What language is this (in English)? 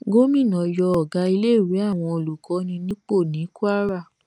Yoruba